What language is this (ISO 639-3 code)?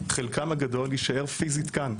heb